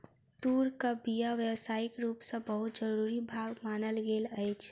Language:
Maithili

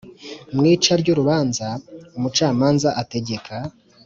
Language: Kinyarwanda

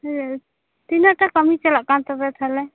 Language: Santali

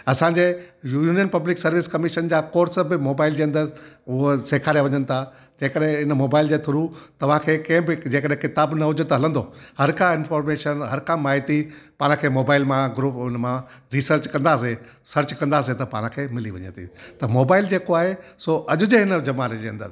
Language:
Sindhi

